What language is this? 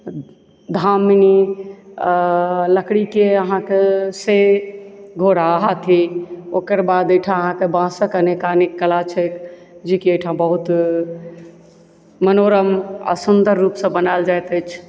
Maithili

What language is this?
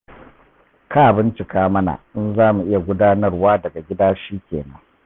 Hausa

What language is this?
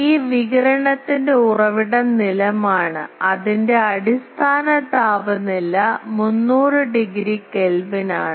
Malayalam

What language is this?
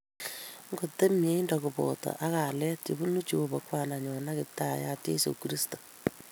Kalenjin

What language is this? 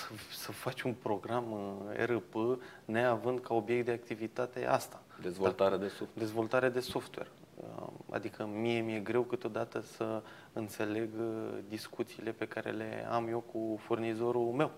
Romanian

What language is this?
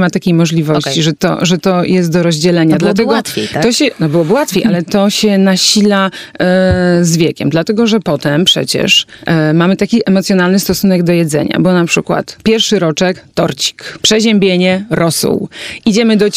Polish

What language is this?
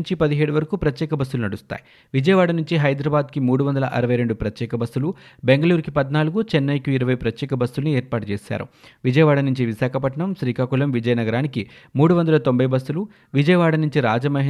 Telugu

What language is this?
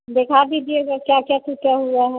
Hindi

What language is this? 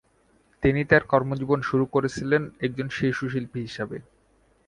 Bangla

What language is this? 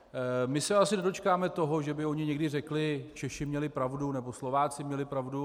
Czech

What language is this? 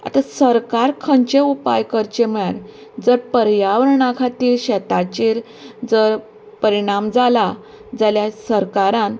Konkani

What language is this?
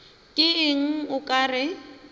Northern Sotho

